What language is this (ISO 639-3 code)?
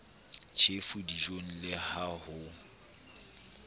sot